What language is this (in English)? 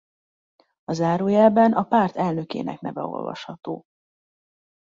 Hungarian